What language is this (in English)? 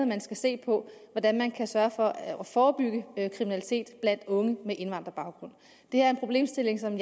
Danish